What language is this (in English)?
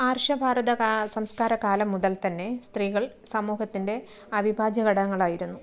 Malayalam